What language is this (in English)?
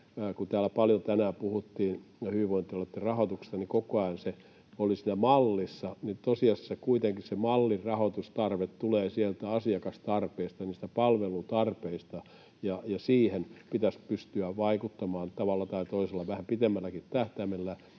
Finnish